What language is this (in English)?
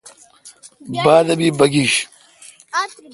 Kalkoti